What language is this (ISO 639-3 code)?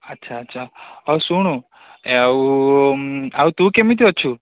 ori